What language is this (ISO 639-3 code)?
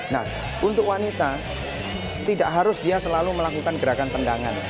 ind